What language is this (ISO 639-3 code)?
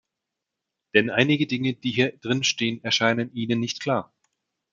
deu